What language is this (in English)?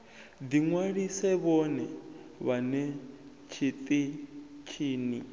Venda